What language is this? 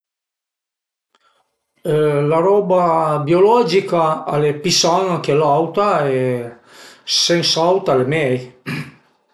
Piedmontese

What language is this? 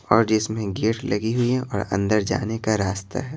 Hindi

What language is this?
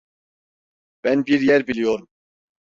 Turkish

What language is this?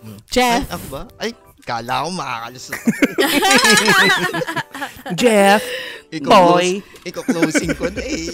Filipino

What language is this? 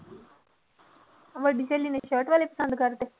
Punjabi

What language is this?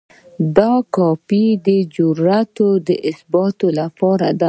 Pashto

